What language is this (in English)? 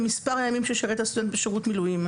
Hebrew